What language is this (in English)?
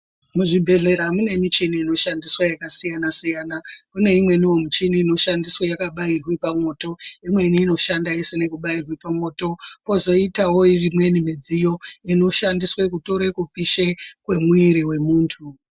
Ndau